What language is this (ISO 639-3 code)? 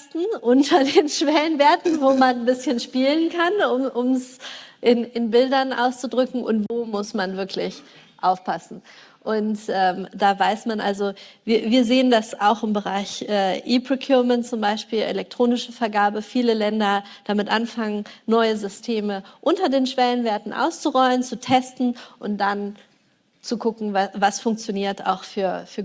deu